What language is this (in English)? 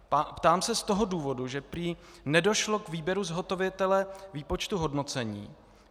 Czech